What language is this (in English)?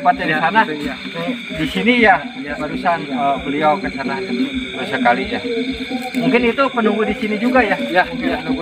Indonesian